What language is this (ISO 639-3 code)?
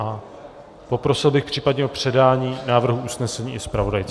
ces